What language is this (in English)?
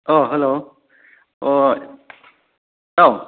Manipuri